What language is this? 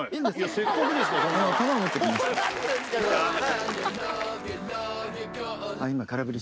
Japanese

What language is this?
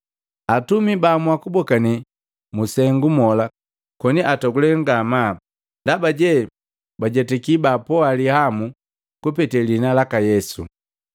Matengo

